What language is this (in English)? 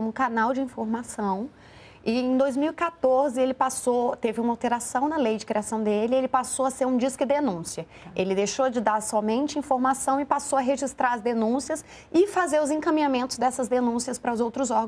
Portuguese